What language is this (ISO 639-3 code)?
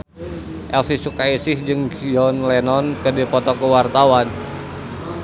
sun